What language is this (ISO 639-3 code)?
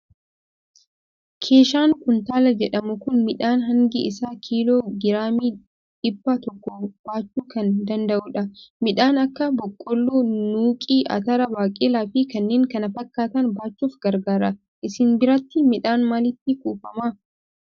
orm